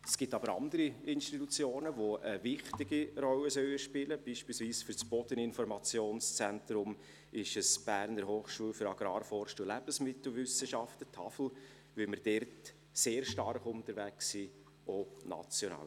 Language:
Swiss German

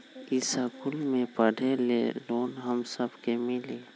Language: Magahi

